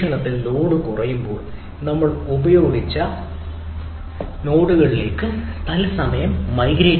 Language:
Malayalam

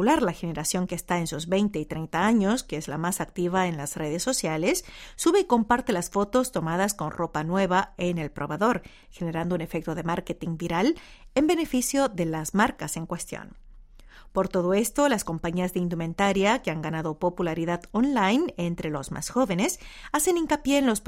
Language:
Spanish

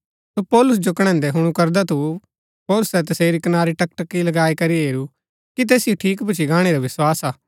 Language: Gaddi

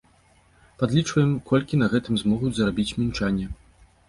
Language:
Belarusian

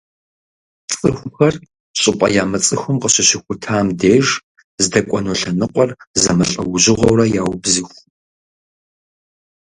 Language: Kabardian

